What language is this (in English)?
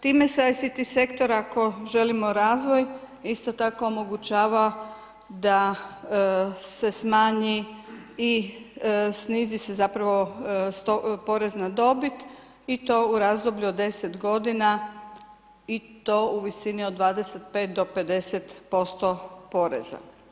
Croatian